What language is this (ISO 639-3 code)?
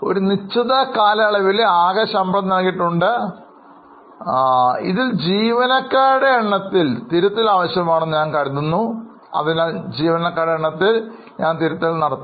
mal